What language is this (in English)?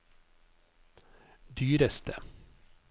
Norwegian